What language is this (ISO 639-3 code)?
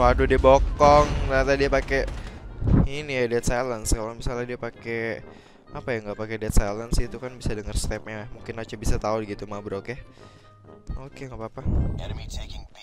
ind